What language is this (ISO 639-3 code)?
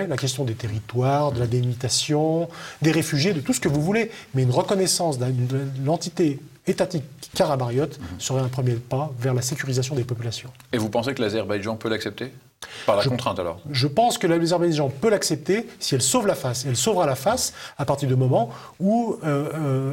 fra